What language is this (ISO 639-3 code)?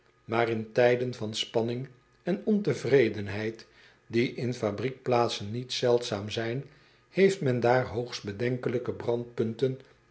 nld